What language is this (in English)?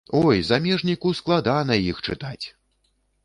Belarusian